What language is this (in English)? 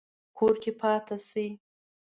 Pashto